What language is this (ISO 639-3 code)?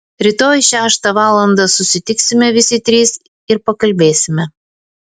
lit